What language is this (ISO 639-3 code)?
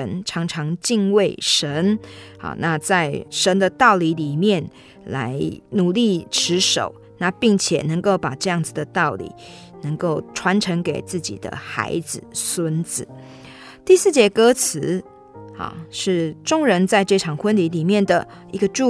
zho